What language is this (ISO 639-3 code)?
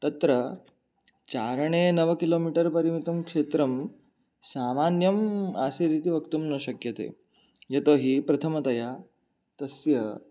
san